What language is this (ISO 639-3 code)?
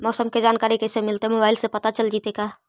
mag